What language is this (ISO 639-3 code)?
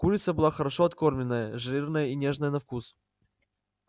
rus